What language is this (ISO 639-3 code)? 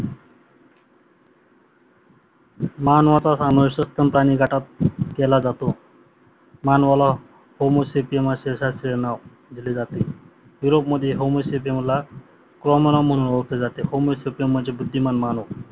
mar